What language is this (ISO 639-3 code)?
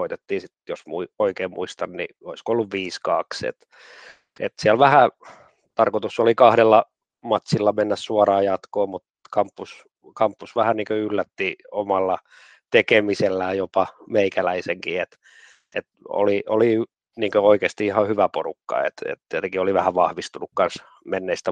fin